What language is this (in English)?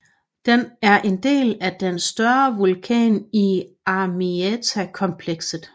Danish